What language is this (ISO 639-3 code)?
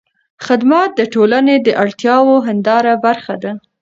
pus